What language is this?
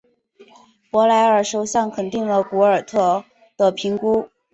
Chinese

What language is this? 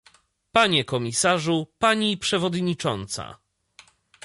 Polish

